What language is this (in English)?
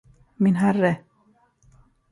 Swedish